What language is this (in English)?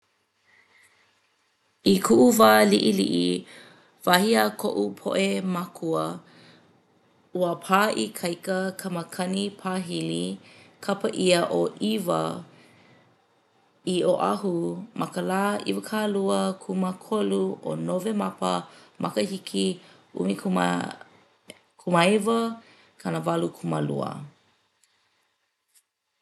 Hawaiian